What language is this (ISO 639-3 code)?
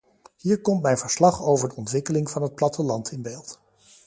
nld